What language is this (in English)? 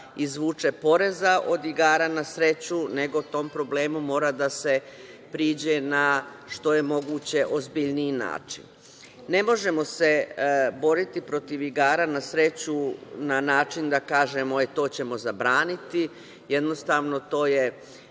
Serbian